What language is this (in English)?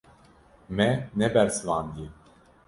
Kurdish